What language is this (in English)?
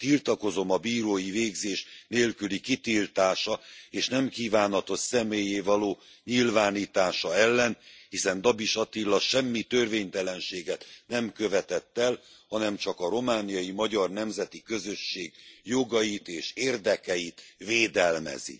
Hungarian